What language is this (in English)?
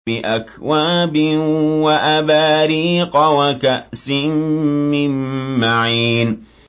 Arabic